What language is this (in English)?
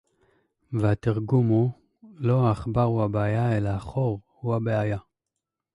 Hebrew